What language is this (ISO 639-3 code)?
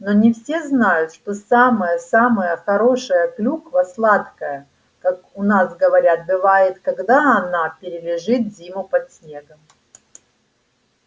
rus